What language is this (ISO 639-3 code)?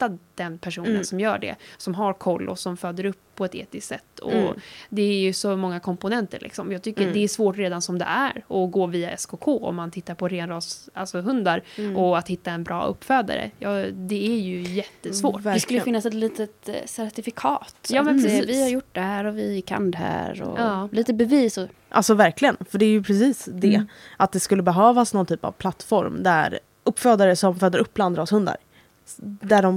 swe